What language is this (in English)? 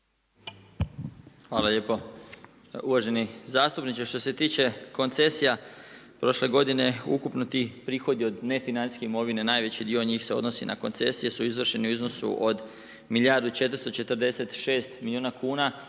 Croatian